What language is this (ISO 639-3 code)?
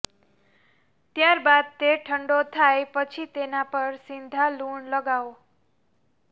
guj